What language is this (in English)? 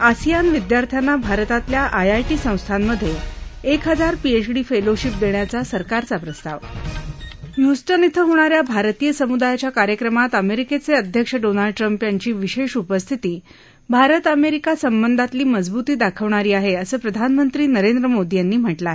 Marathi